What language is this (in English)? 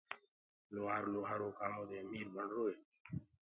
Gurgula